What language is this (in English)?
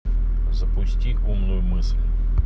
Russian